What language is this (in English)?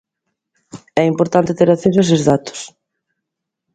Galician